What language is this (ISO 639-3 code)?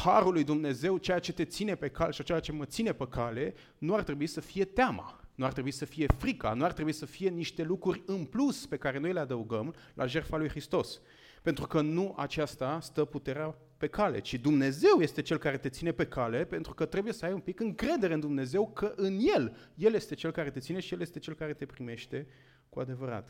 ron